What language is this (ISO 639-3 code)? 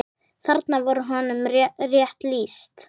isl